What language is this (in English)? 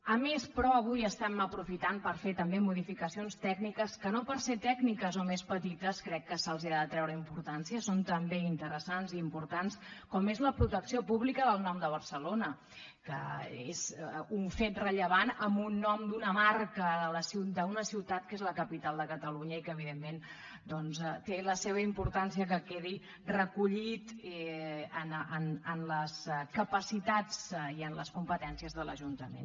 Catalan